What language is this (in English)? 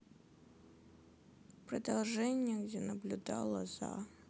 Russian